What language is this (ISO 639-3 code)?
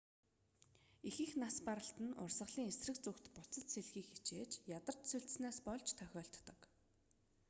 mon